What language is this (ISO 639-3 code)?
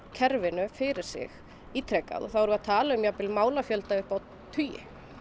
isl